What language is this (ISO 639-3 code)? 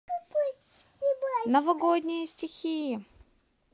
rus